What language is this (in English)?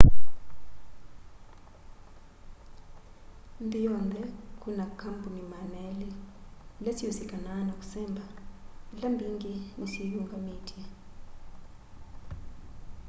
Kamba